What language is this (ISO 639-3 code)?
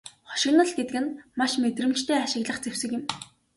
mon